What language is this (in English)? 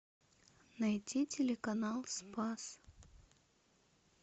Russian